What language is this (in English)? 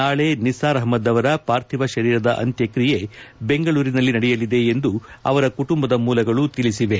Kannada